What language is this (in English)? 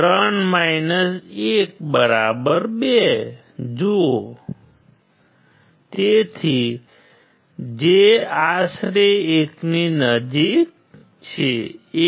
Gujarati